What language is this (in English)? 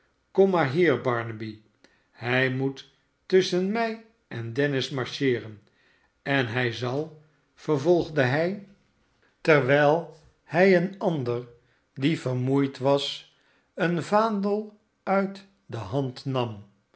Dutch